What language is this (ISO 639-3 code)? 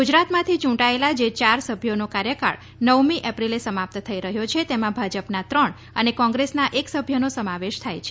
guj